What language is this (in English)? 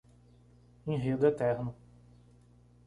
Portuguese